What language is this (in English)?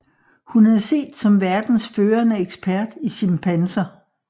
Danish